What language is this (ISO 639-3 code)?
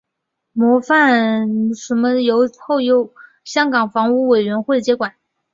zho